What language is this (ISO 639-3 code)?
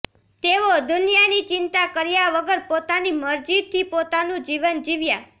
guj